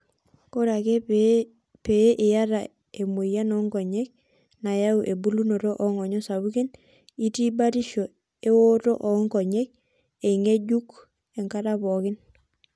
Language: Masai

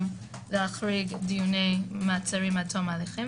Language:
Hebrew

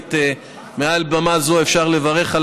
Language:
Hebrew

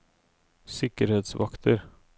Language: Norwegian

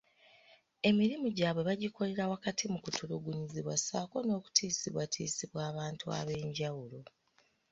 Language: Ganda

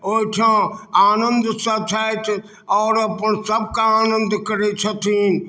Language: Maithili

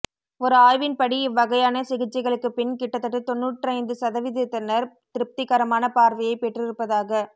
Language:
Tamil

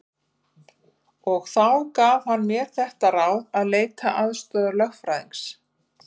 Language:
Icelandic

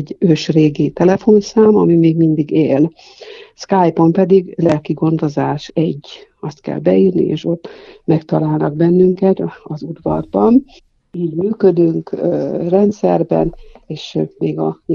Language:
Hungarian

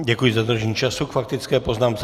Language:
Czech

